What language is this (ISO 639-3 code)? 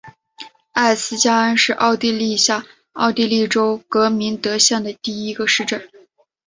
zho